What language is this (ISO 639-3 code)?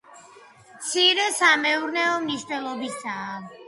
kat